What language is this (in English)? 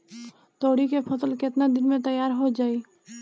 Bhojpuri